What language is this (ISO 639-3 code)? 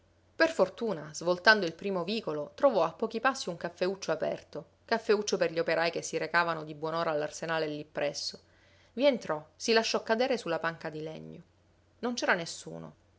ita